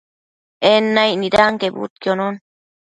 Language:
Matsés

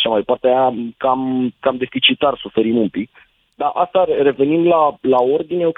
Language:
Romanian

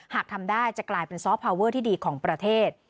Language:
Thai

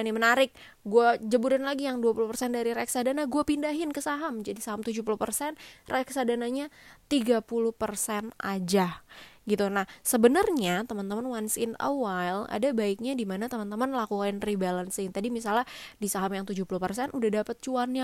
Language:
Indonesian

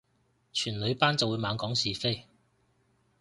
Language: Cantonese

